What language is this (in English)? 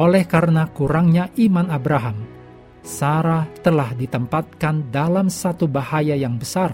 Indonesian